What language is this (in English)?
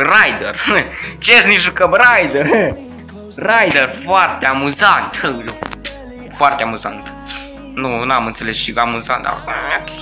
Romanian